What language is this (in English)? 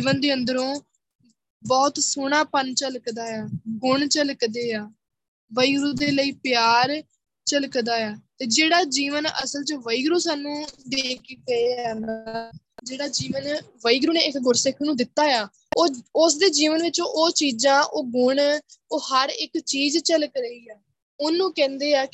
Punjabi